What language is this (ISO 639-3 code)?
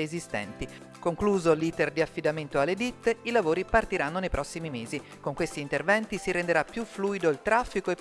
ita